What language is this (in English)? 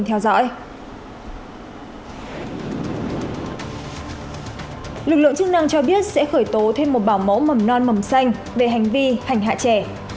Vietnamese